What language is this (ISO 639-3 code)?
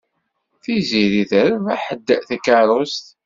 kab